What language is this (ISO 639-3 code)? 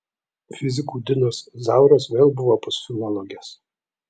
lit